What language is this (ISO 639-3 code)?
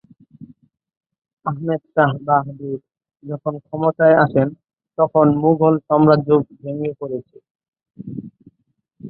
ben